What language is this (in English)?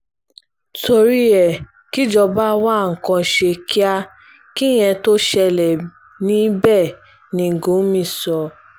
Yoruba